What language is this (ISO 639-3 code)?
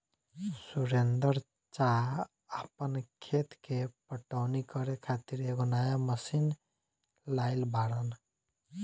bho